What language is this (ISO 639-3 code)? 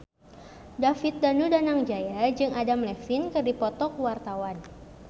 sun